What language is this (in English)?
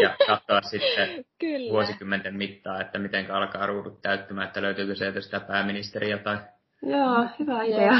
Finnish